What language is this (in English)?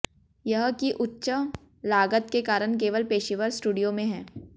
Hindi